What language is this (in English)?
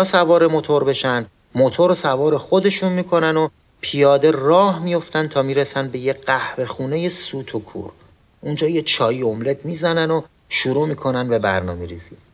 Persian